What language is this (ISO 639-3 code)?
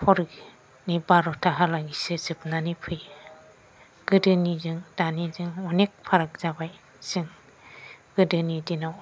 brx